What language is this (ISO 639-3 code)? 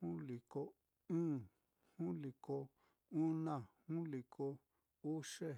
vmm